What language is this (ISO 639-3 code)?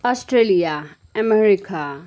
nep